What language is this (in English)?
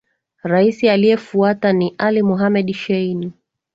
Swahili